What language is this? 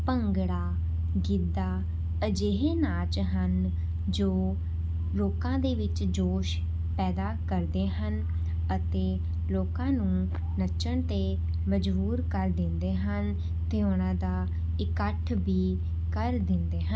Punjabi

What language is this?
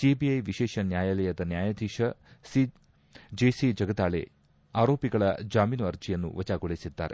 Kannada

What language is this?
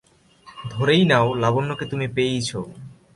Bangla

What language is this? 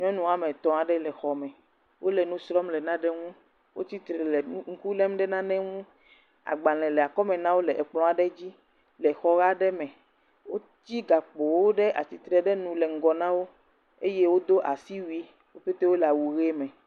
Ewe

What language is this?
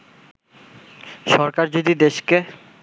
Bangla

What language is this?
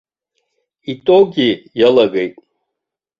Abkhazian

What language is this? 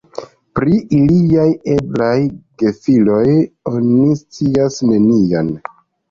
Esperanto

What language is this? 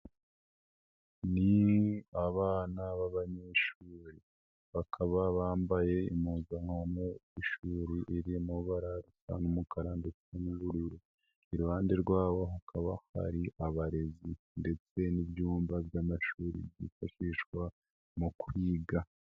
Kinyarwanda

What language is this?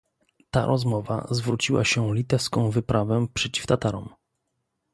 Polish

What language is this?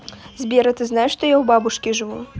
Russian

